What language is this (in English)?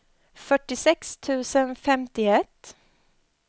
Swedish